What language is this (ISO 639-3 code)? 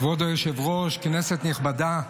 heb